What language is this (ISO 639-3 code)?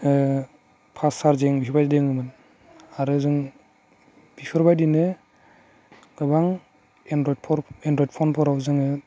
brx